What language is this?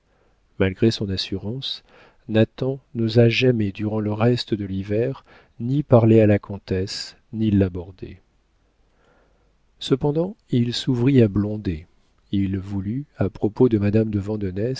French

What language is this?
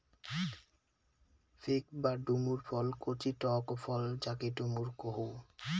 Bangla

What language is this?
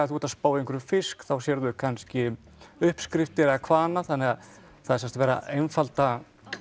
Icelandic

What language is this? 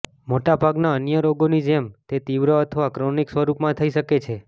Gujarati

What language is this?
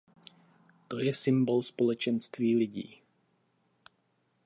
Czech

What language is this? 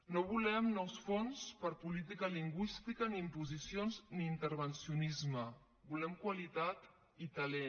Catalan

